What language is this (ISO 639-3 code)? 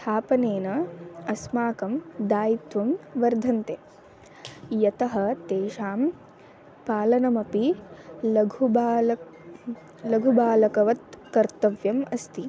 san